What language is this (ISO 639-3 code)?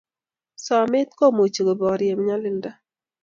kln